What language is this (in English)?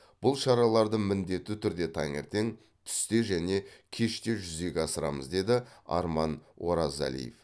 Kazakh